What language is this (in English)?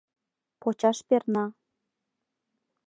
Mari